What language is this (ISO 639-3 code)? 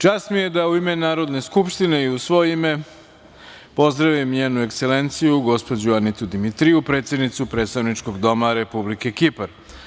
srp